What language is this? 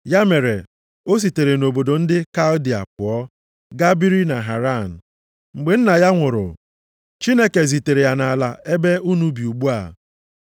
Igbo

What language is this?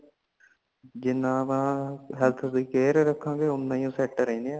Punjabi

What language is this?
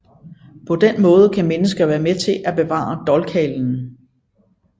Danish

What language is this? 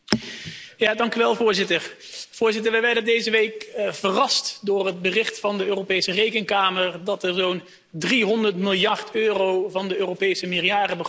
Dutch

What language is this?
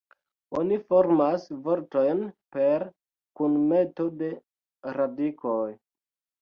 Esperanto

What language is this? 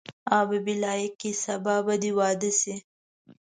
Pashto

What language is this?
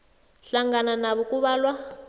South Ndebele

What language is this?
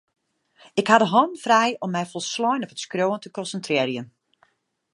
Western Frisian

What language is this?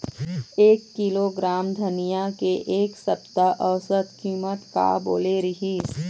Chhattisgarhi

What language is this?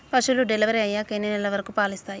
Telugu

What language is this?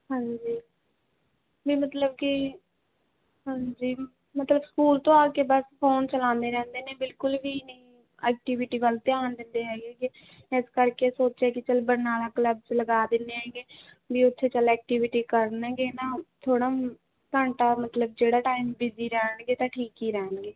Punjabi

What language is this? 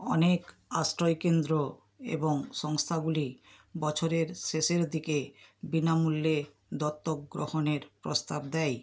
Bangla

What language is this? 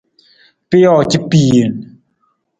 Nawdm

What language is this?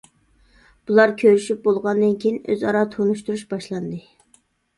Uyghur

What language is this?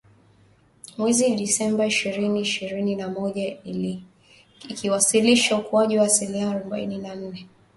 Swahili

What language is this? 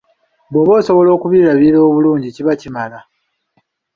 Ganda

